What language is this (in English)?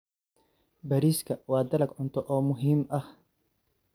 Somali